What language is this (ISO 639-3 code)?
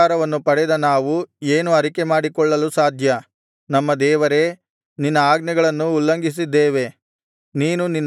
kan